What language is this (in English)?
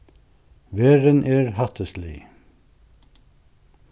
Faroese